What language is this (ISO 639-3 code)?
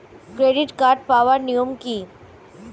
ben